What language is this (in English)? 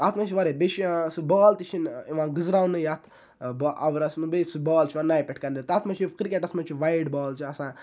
Kashmiri